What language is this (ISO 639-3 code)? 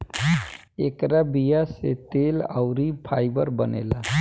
bho